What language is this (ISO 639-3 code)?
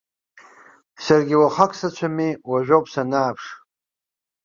abk